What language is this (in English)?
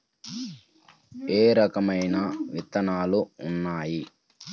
Telugu